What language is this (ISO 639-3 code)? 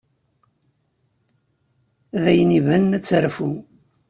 kab